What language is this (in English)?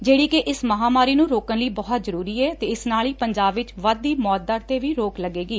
Punjabi